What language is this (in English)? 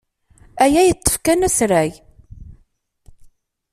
Kabyle